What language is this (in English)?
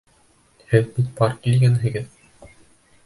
Bashkir